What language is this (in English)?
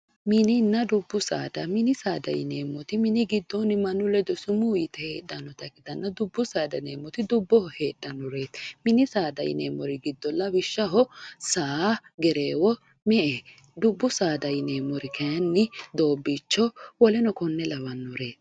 Sidamo